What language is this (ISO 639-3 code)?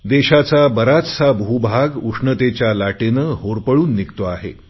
mar